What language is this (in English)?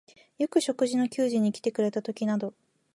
Japanese